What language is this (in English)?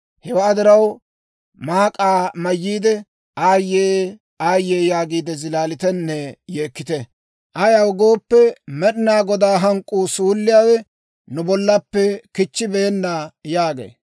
Dawro